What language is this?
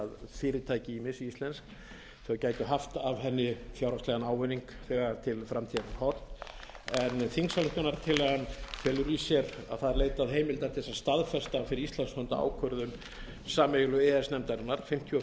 Icelandic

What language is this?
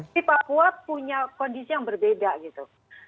Indonesian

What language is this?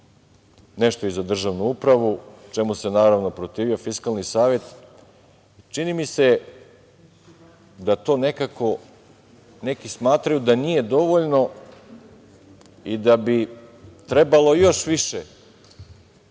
Serbian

